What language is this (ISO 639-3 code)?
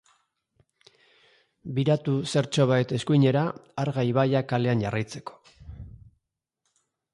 eus